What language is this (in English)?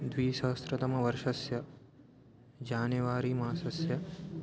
Sanskrit